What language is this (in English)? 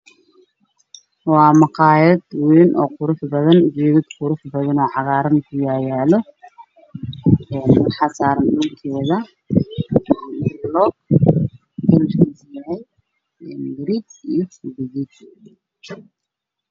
Somali